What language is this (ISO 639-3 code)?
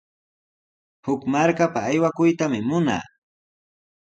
qws